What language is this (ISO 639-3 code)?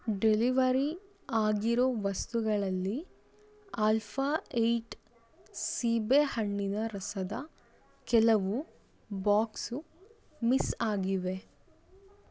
kan